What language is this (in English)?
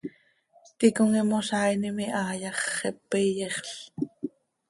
Seri